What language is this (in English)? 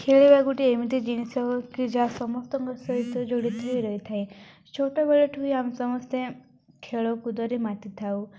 Odia